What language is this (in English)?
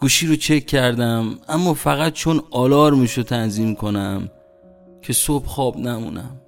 Persian